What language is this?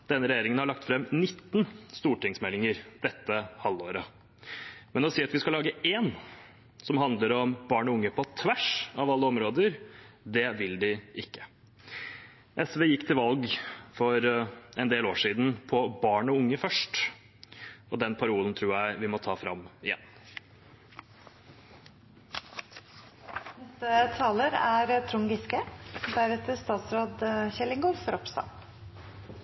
Norwegian Bokmål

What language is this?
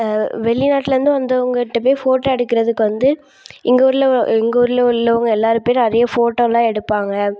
Tamil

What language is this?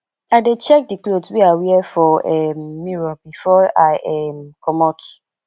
Nigerian Pidgin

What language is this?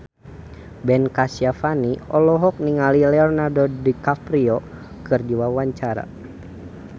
Sundanese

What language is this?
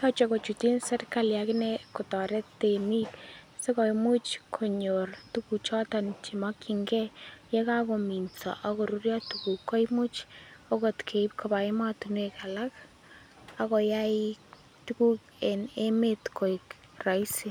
Kalenjin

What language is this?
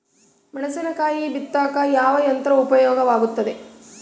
Kannada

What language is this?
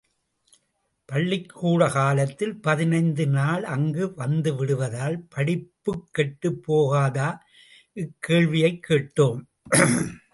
Tamil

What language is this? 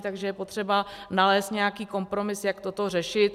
Czech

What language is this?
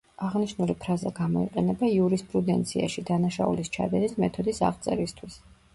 Georgian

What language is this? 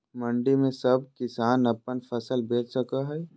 Magahi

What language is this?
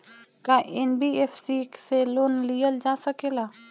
Bhojpuri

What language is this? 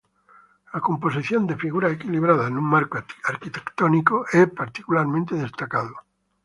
Spanish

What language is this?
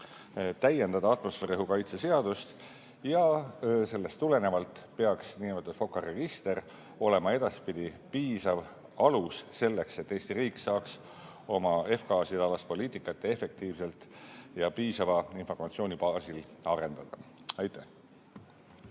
Estonian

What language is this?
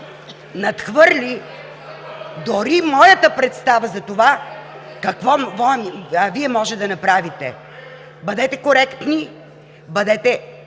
Bulgarian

